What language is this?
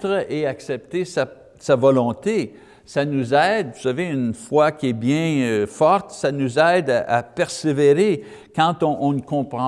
French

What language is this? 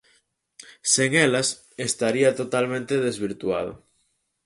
Galician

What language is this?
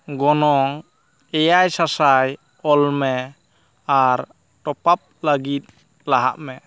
Santali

